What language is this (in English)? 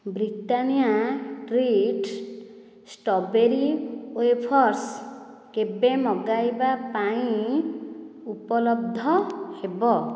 Odia